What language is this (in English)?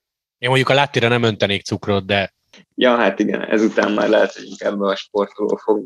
Hungarian